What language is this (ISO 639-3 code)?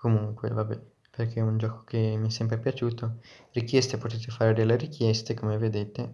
ita